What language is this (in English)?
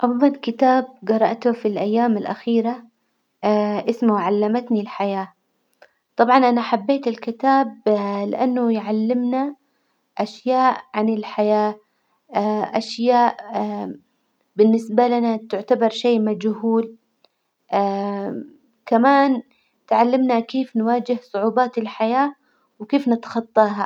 Hijazi Arabic